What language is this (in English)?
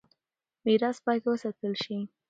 Pashto